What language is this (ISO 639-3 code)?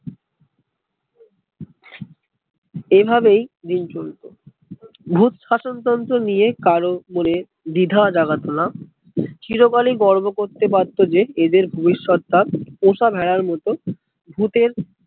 ben